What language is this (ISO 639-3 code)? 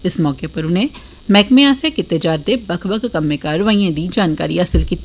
doi